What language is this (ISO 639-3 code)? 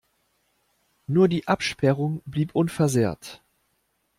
deu